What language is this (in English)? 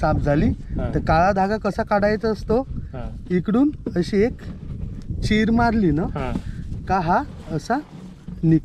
Hindi